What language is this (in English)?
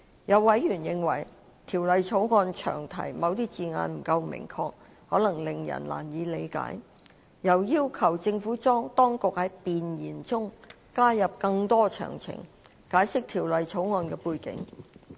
Cantonese